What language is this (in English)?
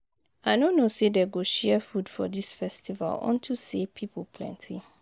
Nigerian Pidgin